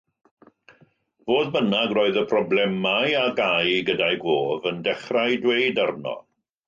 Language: Welsh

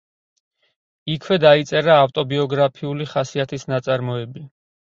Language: Georgian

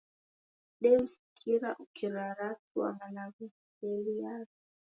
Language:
Taita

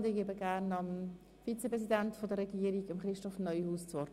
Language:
Swiss German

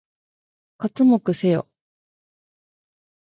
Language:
Japanese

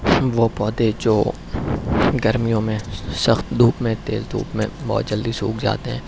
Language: Urdu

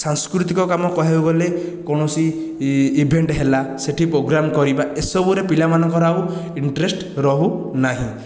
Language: Odia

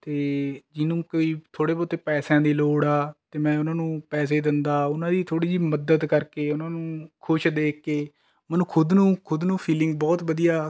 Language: Punjabi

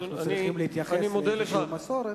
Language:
Hebrew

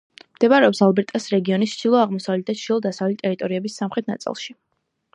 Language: Georgian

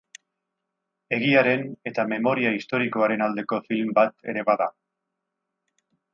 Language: Basque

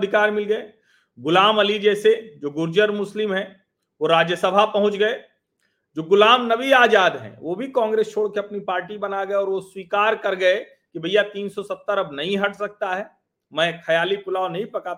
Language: Hindi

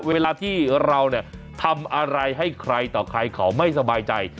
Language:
Thai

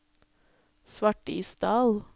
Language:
Norwegian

